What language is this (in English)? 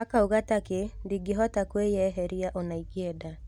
Kikuyu